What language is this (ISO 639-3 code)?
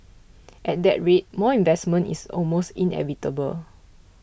eng